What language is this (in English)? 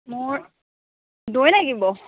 Assamese